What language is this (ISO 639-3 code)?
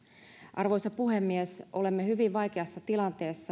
fin